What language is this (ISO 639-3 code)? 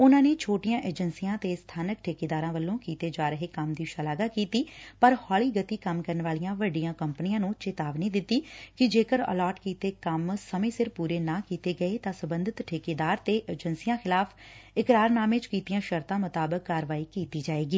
pan